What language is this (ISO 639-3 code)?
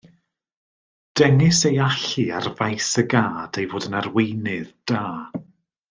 cym